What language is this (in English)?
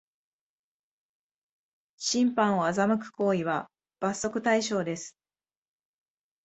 Japanese